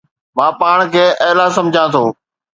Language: Sindhi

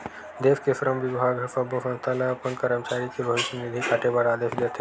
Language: Chhattisgarhi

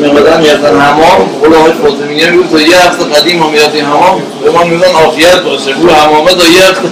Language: Persian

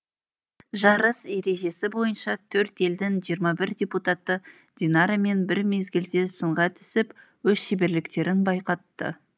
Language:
Kazakh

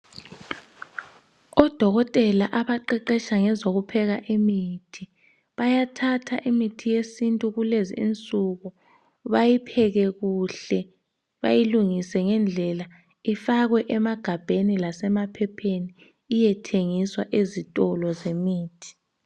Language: North Ndebele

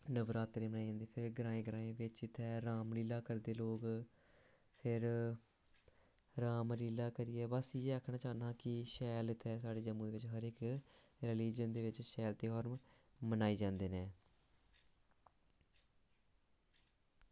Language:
Dogri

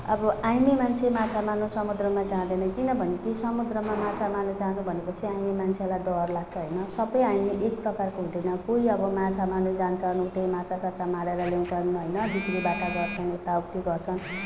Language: Nepali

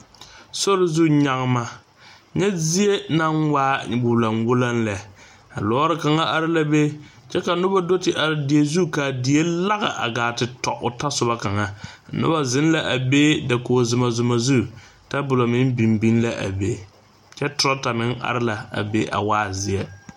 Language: Southern Dagaare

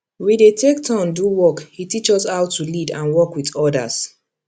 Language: Nigerian Pidgin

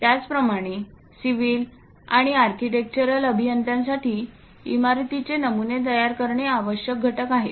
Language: Marathi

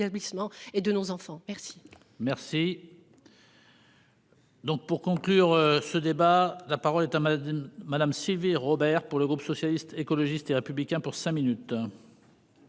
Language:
French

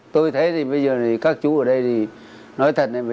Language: Vietnamese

